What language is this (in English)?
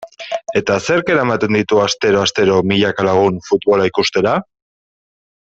Basque